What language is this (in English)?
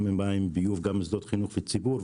Hebrew